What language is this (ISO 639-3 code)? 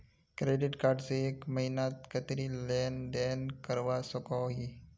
mag